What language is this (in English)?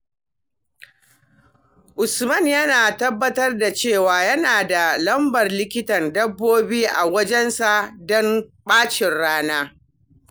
Hausa